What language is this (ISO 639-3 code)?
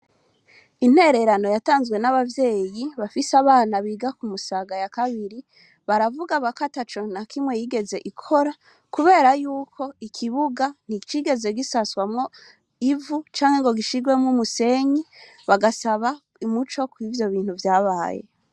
run